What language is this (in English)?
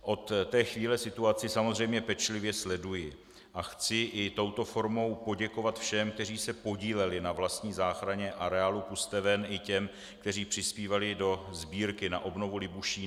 Czech